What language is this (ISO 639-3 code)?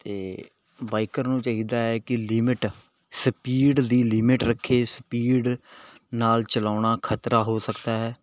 pan